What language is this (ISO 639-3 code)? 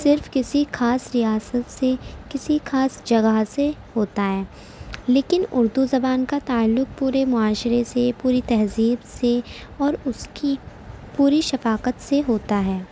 urd